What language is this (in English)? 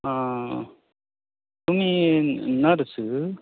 Konkani